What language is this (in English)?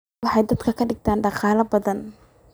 Somali